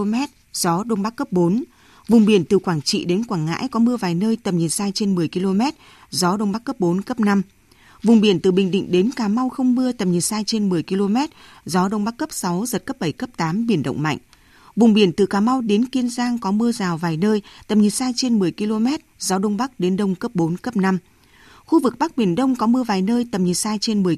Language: Vietnamese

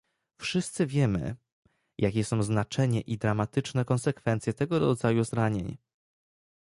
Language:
Polish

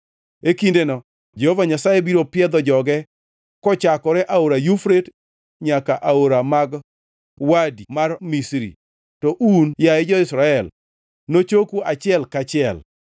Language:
Luo (Kenya and Tanzania)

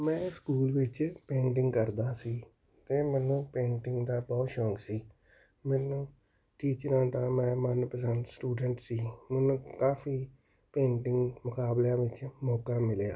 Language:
Punjabi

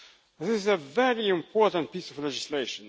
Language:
English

